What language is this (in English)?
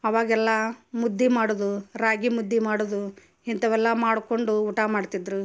Kannada